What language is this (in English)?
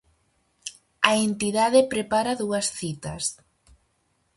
Galician